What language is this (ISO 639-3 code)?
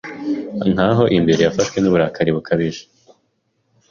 kin